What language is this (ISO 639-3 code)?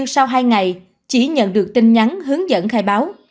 vie